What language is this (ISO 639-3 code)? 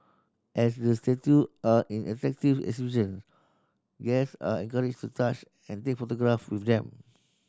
eng